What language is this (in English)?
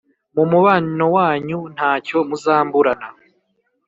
Kinyarwanda